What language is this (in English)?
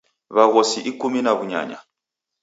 Taita